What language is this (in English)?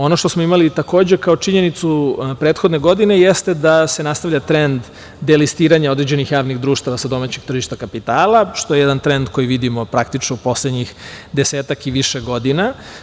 Serbian